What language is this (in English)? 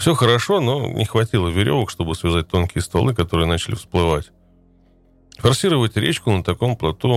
Russian